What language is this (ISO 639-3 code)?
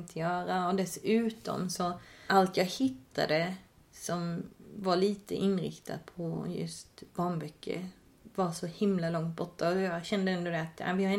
swe